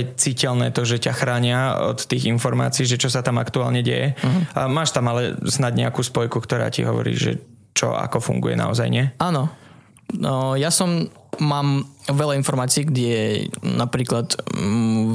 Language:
Slovak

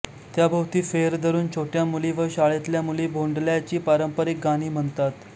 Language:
Marathi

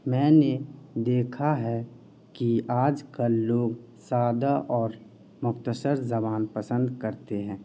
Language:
Urdu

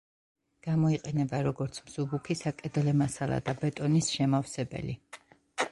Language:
Georgian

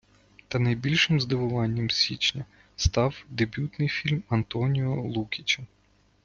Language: Ukrainian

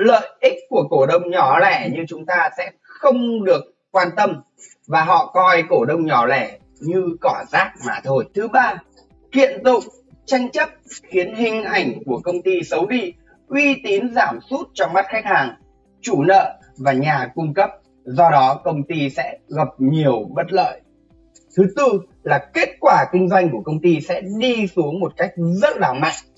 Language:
Vietnamese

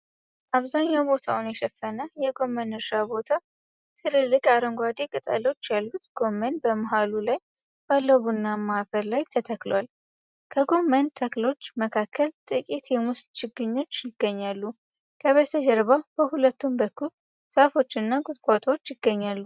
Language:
Amharic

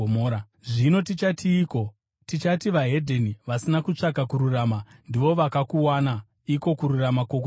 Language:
Shona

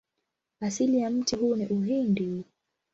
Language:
Swahili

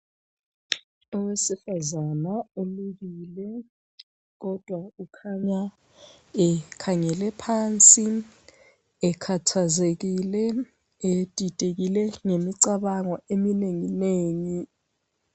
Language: North Ndebele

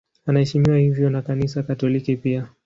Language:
Swahili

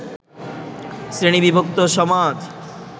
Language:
Bangla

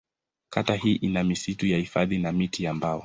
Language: Swahili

